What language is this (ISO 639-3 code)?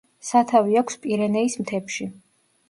kat